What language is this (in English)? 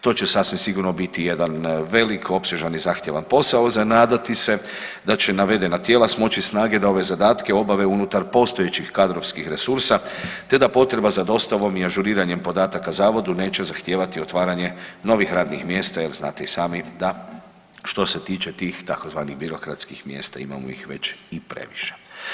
Croatian